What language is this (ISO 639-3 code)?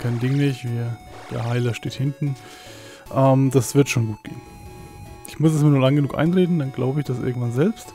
deu